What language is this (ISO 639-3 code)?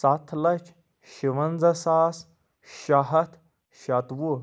kas